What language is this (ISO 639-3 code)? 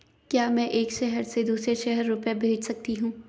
hin